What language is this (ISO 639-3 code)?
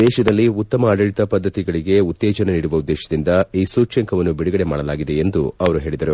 kan